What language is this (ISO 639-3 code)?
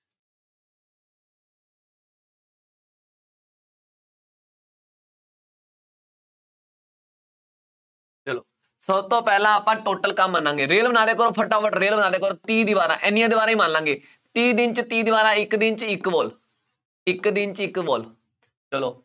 pan